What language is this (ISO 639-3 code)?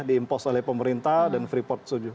ind